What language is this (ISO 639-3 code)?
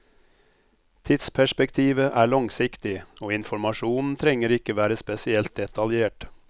nor